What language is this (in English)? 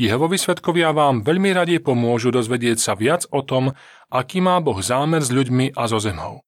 Slovak